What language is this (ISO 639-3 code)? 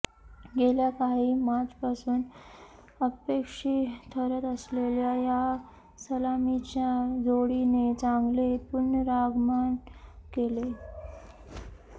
mar